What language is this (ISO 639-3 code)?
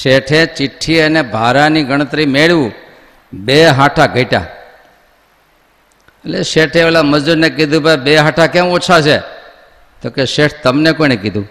guj